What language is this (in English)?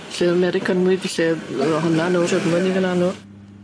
Welsh